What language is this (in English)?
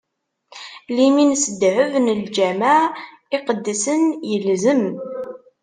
Kabyle